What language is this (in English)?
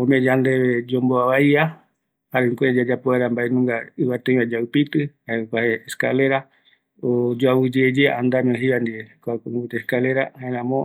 Eastern Bolivian Guaraní